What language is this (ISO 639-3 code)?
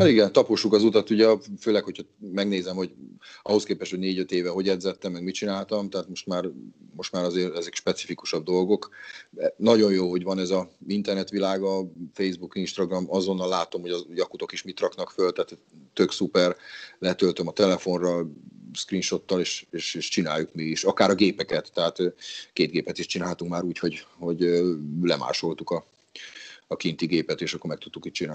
hun